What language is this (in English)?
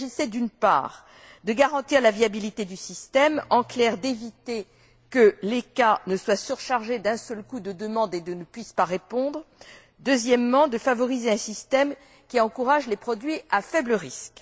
French